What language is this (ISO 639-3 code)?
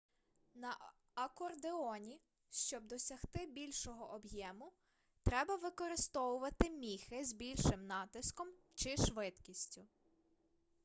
ukr